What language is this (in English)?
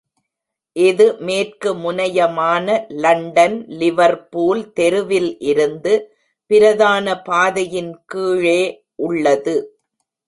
Tamil